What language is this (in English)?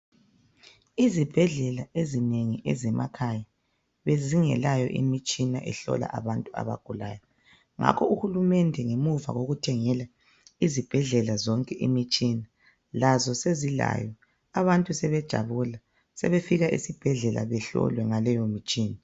North Ndebele